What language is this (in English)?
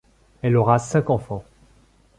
French